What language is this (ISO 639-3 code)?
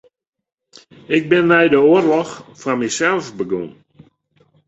fry